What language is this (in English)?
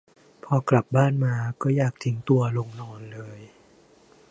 Thai